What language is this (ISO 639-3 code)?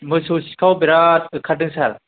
brx